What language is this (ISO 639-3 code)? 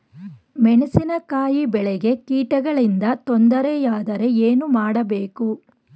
kan